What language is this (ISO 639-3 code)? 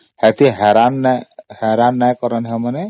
ori